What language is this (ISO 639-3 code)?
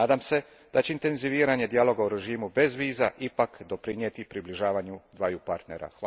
hrv